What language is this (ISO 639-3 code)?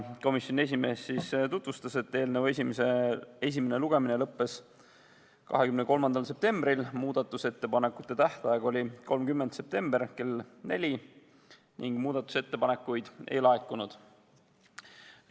est